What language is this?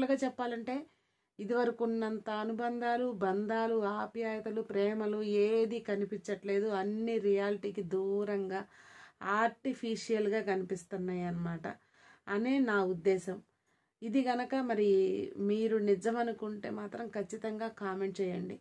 Hindi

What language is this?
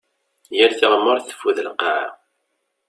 Kabyle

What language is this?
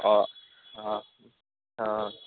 Urdu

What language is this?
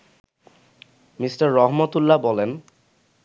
Bangla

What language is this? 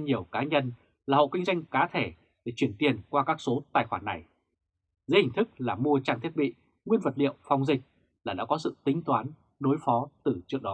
Vietnamese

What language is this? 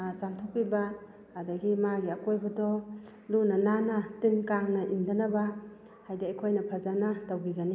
Manipuri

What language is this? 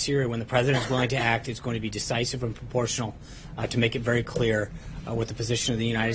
Korean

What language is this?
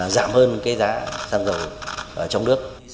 Vietnamese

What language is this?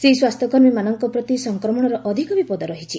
Odia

